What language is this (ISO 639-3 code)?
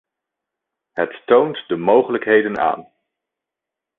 nld